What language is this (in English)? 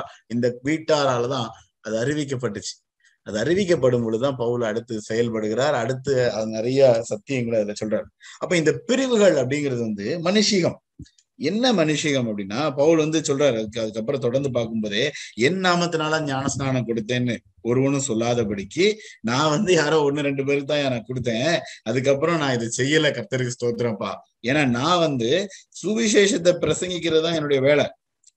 Tamil